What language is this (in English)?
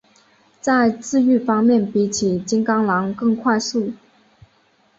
Chinese